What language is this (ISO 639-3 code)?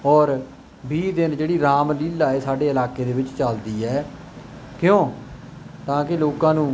pan